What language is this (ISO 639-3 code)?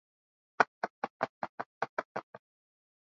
swa